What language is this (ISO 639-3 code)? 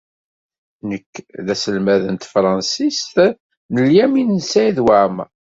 kab